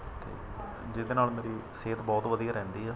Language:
Punjabi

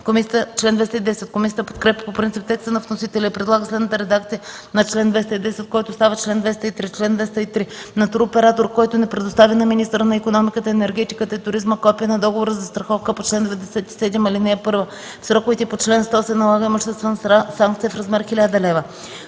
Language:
Bulgarian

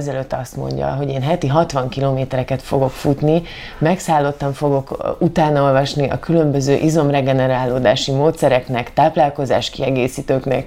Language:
Hungarian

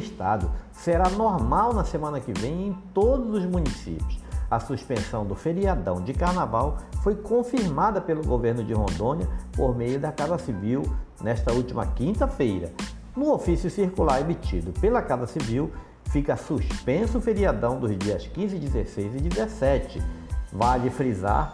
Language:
Portuguese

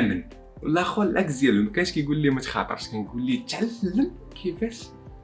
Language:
Arabic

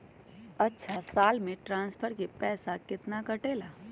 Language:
Magahi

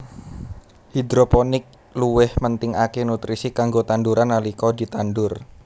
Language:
Javanese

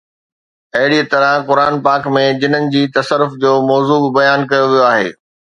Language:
Sindhi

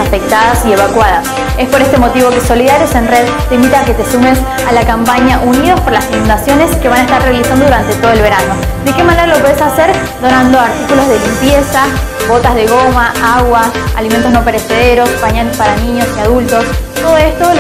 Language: Spanish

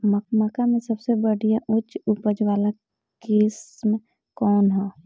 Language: Bhojpuri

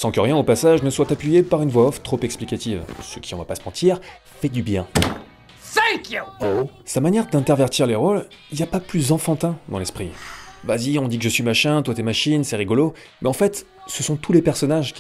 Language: French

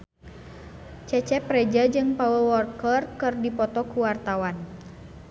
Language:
Sundanese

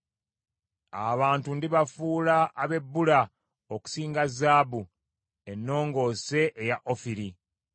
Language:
Ganda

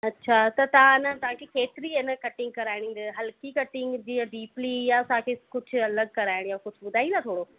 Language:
Sindhi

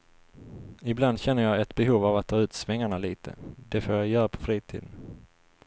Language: Swedish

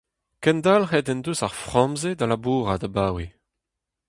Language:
Breton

